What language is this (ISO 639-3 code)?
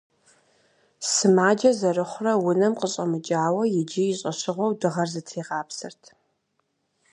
kbd